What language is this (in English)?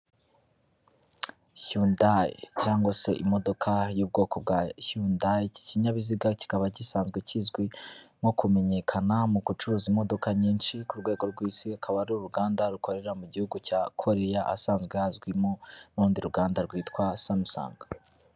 Kinyarwanda